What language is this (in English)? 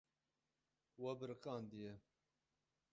Kurdish